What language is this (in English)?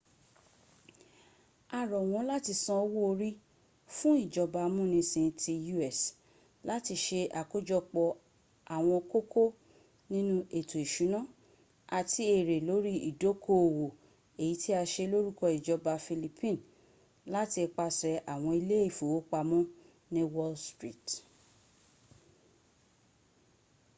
Yoruba